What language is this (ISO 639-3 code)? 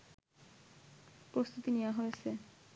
ben